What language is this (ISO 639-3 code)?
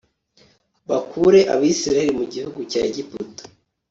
kin